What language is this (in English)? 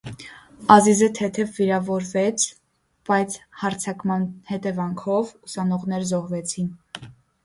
Armenian